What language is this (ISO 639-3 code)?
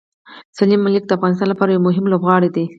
pus